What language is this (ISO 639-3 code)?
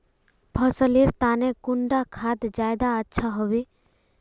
mag